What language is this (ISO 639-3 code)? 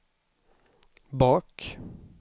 swe